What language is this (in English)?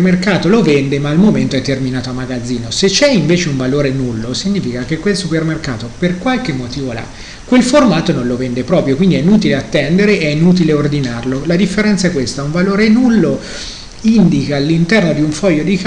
Italian